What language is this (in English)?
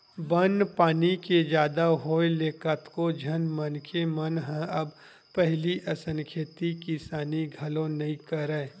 Chhattisgarhi